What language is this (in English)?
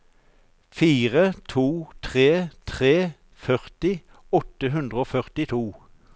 Norwegian